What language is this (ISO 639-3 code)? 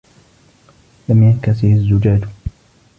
ara